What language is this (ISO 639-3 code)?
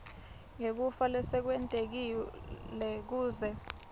ssw